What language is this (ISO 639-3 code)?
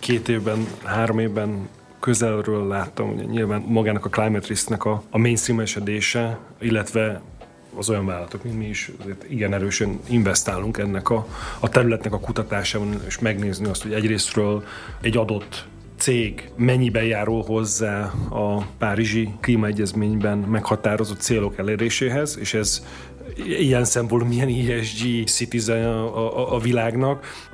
hun